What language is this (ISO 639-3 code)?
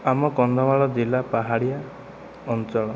ori